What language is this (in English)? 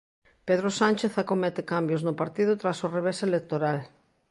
Galician